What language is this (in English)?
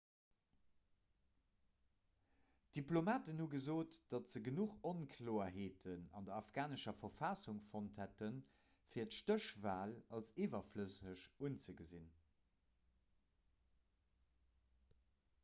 Luxembourgish